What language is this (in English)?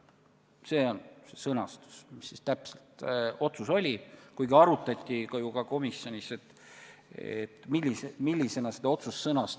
Estonian